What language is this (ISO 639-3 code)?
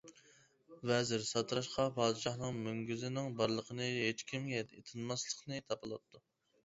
uig